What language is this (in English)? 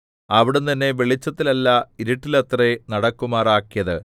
Malayalam